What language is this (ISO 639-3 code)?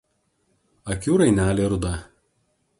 lit